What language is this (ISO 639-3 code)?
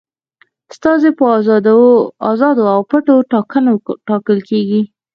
pus